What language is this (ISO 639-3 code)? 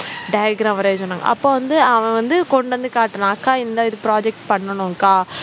tam